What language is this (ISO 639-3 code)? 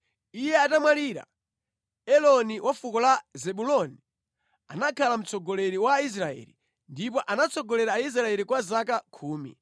nya